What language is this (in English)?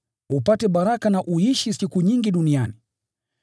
Swahili